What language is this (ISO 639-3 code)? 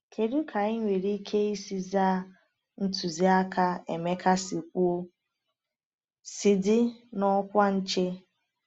ibo